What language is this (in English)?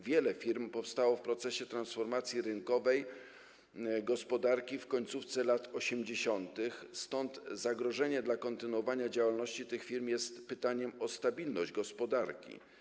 Polish